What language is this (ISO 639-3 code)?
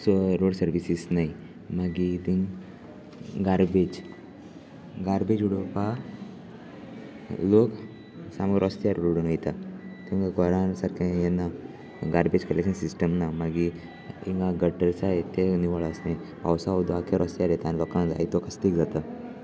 kok